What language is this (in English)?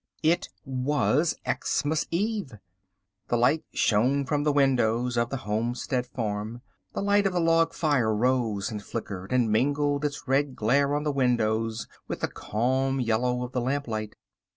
English